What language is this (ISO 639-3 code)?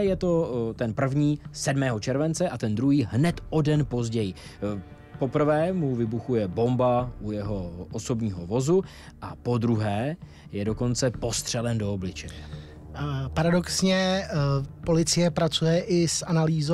ces